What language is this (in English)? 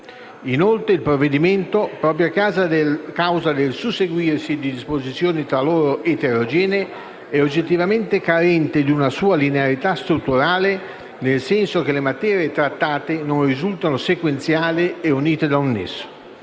Italian